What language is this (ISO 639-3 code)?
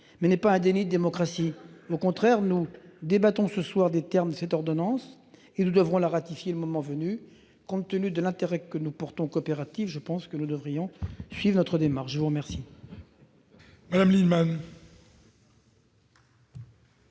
fra